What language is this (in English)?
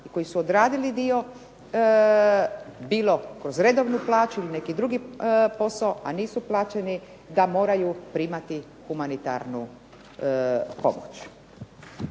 Croatian